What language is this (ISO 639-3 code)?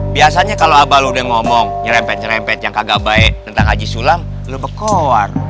ind